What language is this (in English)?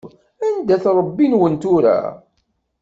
Kabyle